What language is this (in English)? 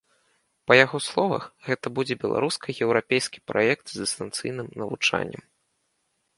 Belarusian